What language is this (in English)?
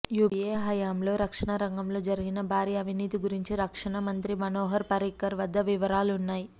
Telugu